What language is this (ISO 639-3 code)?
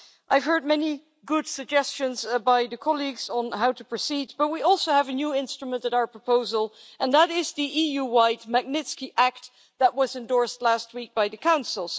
eng